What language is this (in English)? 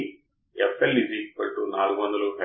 Telugu